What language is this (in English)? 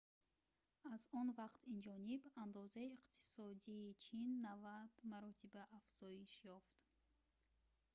Tajik